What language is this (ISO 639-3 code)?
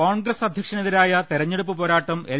mal